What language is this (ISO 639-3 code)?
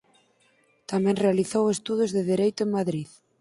glg